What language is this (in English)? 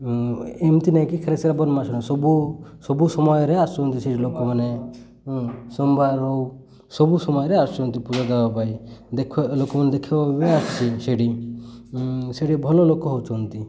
Odia